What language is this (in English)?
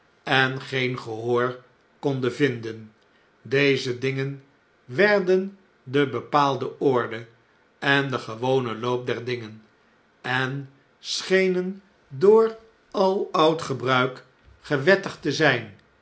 Dutch